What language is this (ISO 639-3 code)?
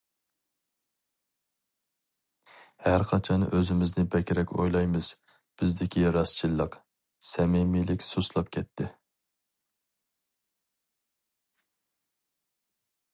uig